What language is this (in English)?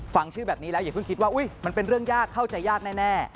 Thai